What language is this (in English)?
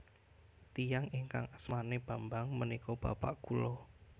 Javanese